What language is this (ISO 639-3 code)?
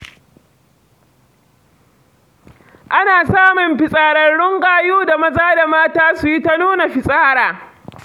hau